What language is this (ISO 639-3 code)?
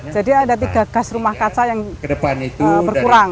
ind